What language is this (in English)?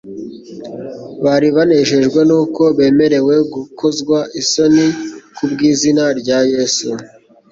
Kinyarwanda